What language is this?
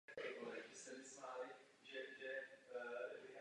Czech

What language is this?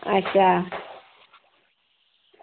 Dogri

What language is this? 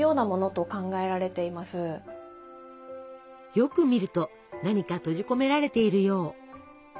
Japanese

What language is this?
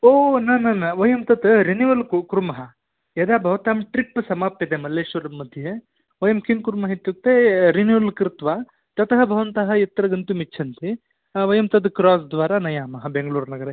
Sanskrit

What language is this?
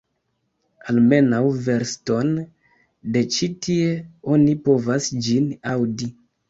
Esperanto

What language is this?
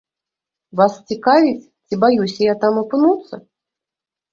Belarusian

